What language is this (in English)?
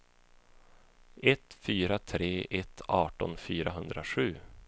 Swedish